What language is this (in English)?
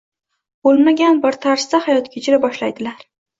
Uzbek